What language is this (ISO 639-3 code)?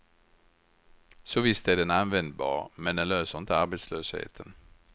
swe